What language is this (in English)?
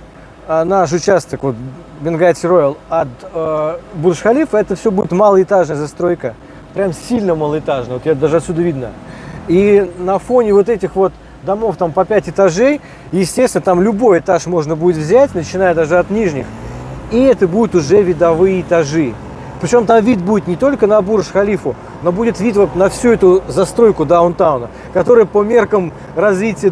Russian